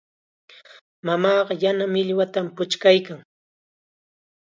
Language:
Chiquián Ancash Quechua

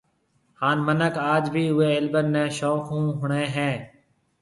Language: Marwari (Pakistan)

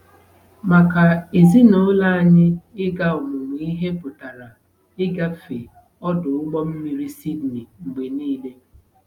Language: Igbo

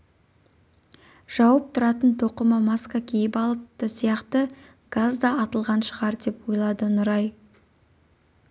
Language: Kazakh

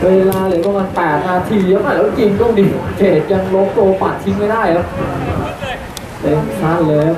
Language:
Thai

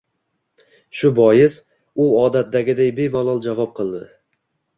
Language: Uzbek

